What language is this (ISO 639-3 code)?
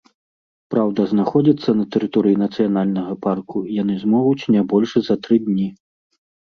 bel